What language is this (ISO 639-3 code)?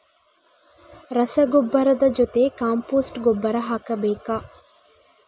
kan